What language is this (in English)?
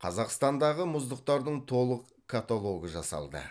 Kazakh